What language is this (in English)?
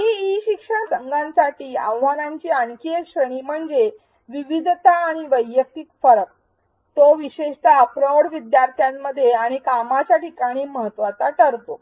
Marathi